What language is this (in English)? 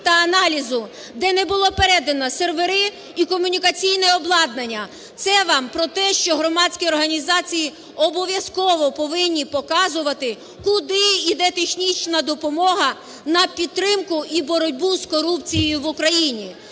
Ukrainian